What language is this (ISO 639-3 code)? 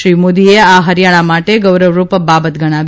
guj